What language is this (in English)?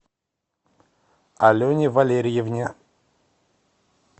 Russian